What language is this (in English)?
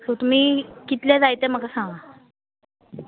Konkani